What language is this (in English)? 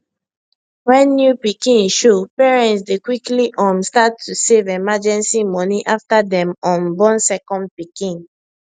Nigerian Pidgin